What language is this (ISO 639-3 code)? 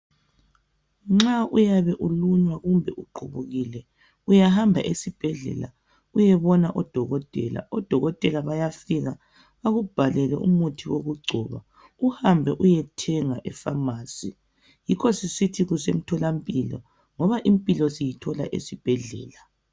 nde